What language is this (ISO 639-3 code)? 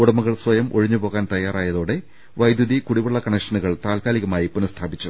mal